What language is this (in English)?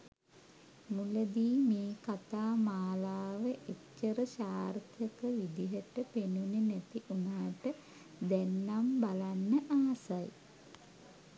Sinhala